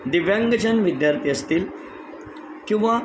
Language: Marathi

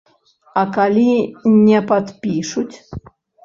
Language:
Belarusian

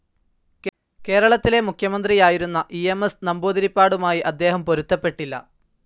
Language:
Malayalam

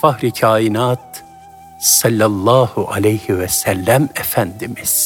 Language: Turkish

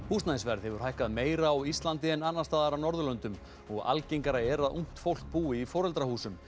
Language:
Icelandic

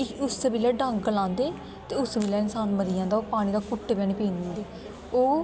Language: Dogri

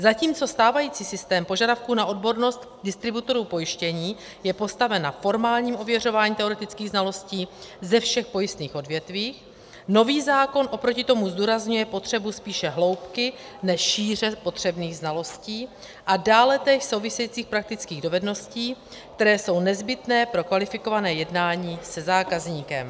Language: Czech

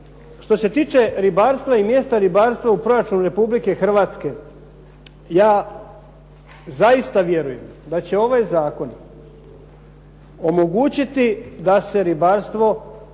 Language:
Croatian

